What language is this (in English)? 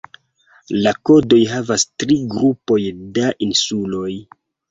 Esperanto